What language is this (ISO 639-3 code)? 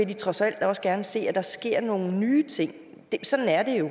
dan